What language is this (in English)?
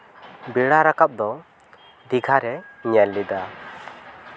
Santali